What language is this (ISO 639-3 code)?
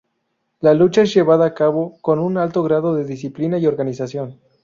spa